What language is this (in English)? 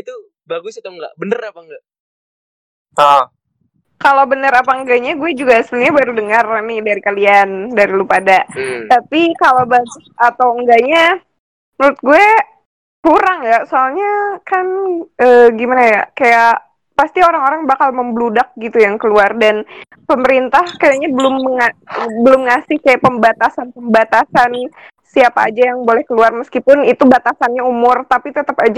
Indonesian